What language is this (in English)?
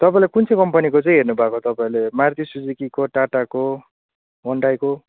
Nepali